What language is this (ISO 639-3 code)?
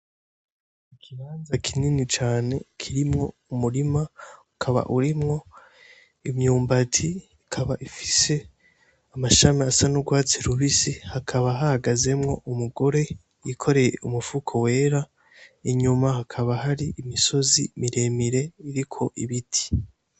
run